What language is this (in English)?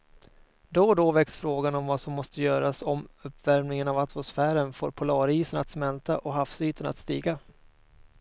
Swedish